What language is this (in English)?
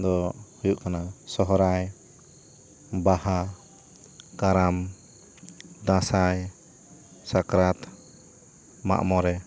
Santali